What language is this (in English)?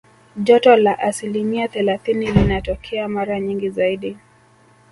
Swahili